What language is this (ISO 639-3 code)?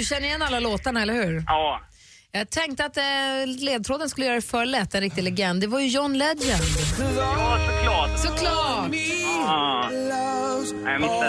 swe